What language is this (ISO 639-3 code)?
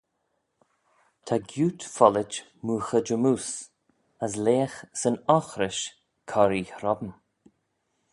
glv